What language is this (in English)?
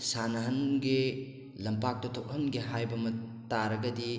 Manipuri